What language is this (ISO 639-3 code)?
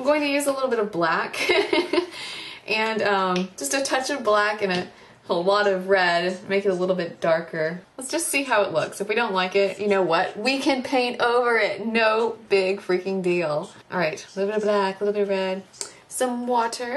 eng